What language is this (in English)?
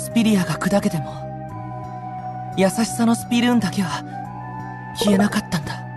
Japanese